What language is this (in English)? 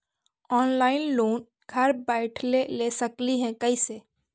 Magahi